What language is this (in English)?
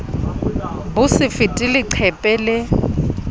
Southern Sotho